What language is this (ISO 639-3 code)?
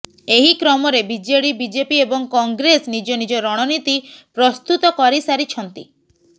ori